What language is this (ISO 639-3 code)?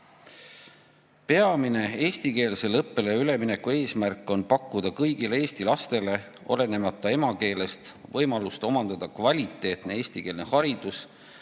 est